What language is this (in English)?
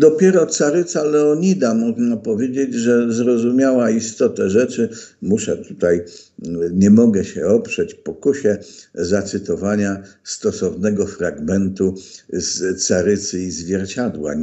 Polish